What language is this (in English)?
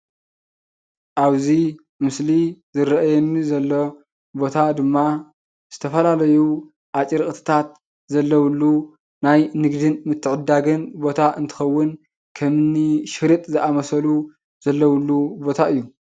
Tigrinya